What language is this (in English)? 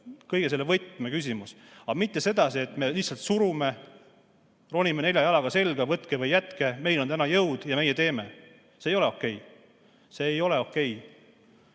Estonian